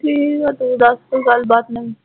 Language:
Punjabi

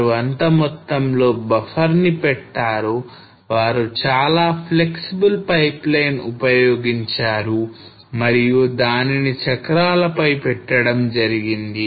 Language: Telugu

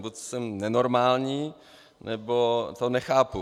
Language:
Czech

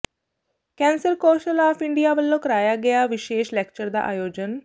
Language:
Punjabi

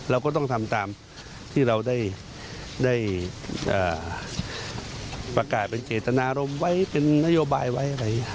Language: Thai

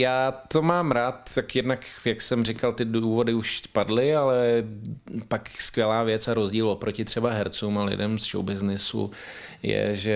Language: Czech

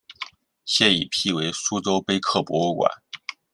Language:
Chinese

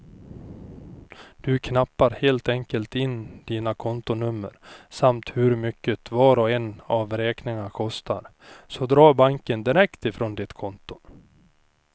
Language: Swedish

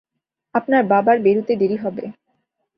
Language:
Bangla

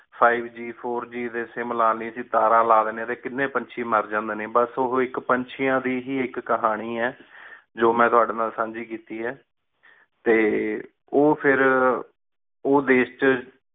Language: Punjabi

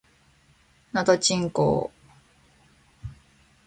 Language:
Japanese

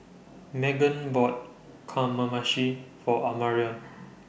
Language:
English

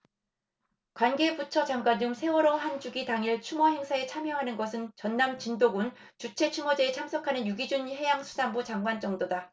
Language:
Korean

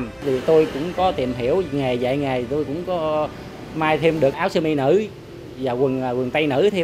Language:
Vietnamese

